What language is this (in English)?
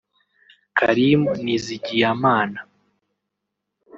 Kinyarwanda